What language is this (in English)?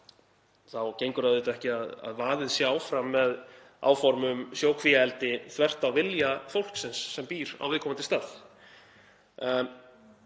Icelandic